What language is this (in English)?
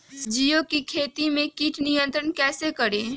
Magahi